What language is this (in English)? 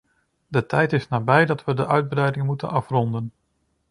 Dutch